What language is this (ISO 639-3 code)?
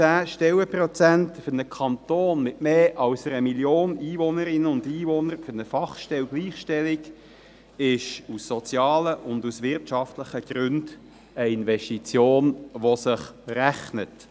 gsw